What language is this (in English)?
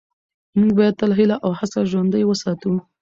Pashto